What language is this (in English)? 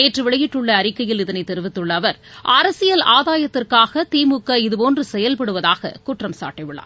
Tamil